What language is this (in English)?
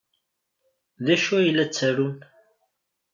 Kabyle